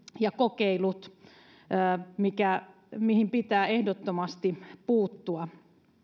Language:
Finnish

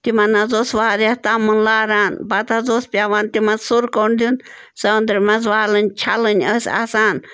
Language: Kashmiri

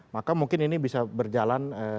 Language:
Indonesian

